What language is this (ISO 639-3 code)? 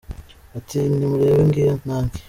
kin